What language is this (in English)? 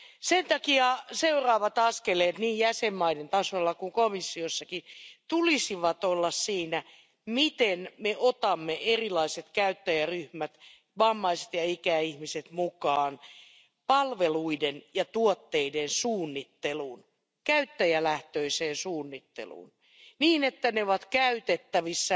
Finnish